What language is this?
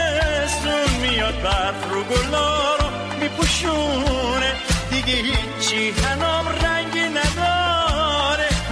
Persian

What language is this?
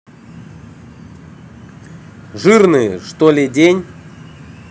Russian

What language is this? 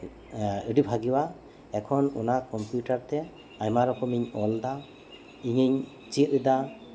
Santali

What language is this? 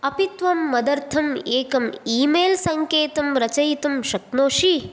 Sanskrit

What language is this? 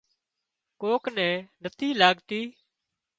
Wadiyara Koli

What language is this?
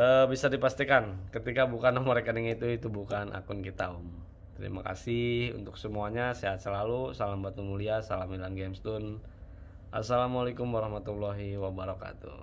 Indonesian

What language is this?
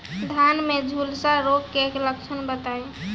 Bhojpuri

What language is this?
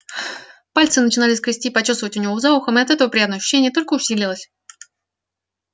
Russian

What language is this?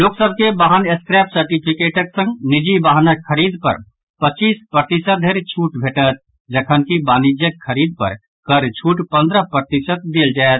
Maithili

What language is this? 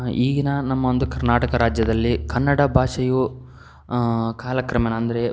Kannada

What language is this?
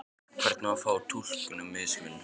Icelandic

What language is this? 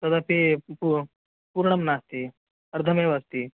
Sanskrit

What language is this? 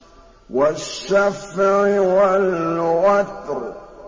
Arabic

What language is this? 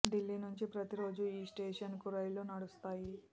Telugu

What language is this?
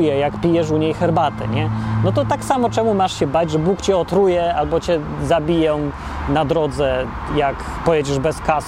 Polish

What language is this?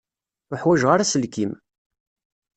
Kabyle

